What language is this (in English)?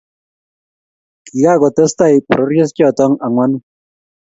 Kalenjin